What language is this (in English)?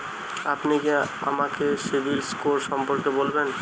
Bangla